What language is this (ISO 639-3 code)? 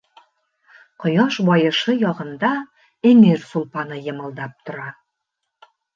bak